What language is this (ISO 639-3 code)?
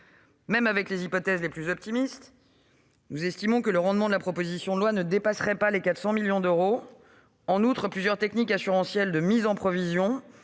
fra